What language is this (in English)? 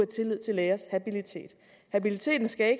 Danish